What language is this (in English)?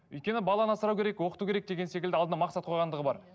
Kazakh